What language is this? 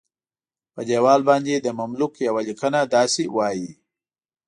Pashto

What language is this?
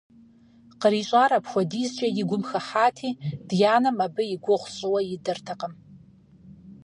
Kabardian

